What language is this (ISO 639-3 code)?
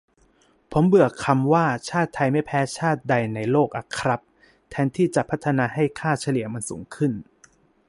tha